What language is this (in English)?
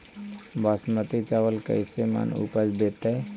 Magahi